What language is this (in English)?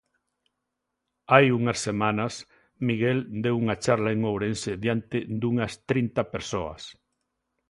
Galician